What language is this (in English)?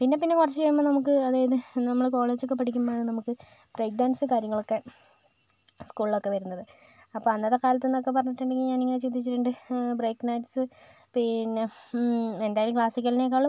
Malayalam